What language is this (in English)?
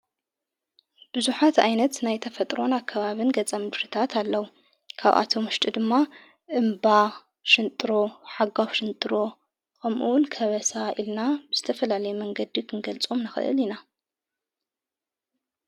Tigrinya